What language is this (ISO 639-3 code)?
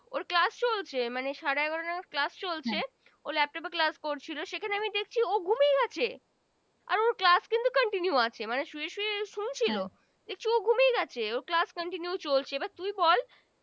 ben